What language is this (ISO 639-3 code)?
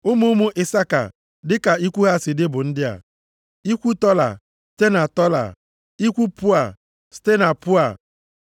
ibo